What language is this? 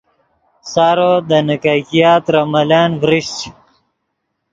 Yidgha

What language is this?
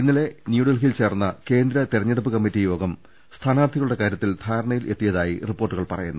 Malayalam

